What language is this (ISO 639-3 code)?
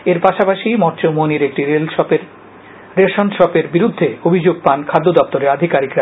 ben